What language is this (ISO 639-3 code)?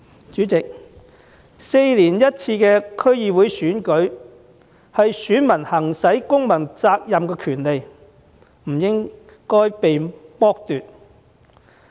yue